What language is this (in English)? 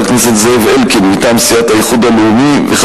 Hebrew